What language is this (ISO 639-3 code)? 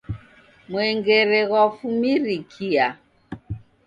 dav